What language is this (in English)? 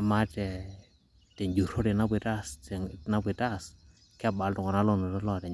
Masai